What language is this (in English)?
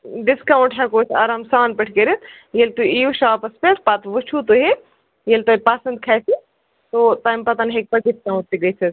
Kashmiri